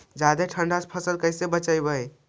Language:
Magahi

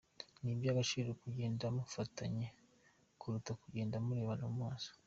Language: Kinyarwanda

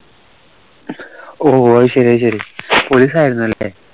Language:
Malayalam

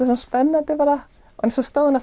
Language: Icelandic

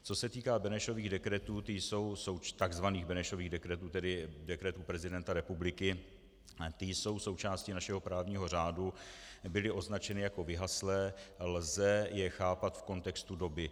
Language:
Czech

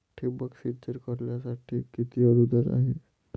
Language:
Marathi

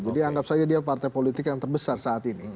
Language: Indonesian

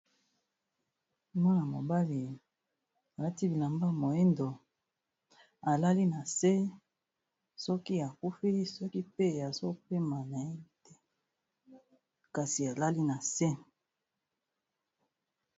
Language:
Lingala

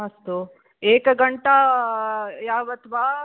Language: Sanskrit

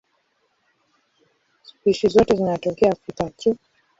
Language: Swahili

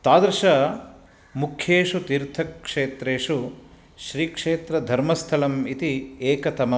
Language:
Sanskrit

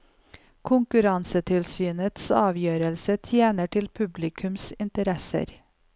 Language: Norwegian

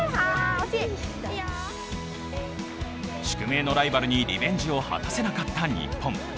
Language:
Japanese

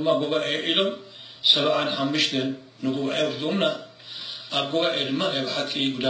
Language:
Arabic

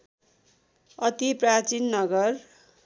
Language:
Nepali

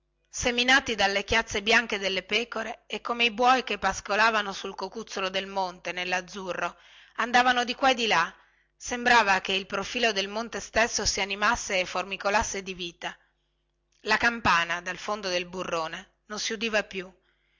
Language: Italian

